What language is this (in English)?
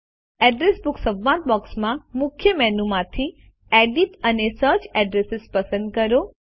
Gujarati